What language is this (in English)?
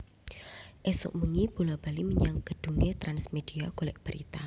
Javanese